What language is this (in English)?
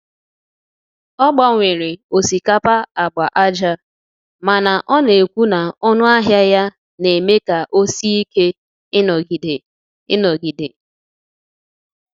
Igbo